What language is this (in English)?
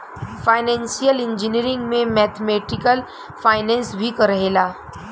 Bhojpuri